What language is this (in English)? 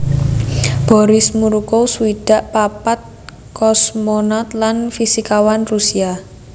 Javanese